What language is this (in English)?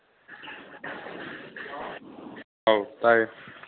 Manipuri